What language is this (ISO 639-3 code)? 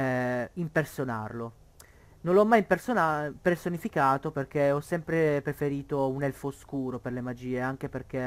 ita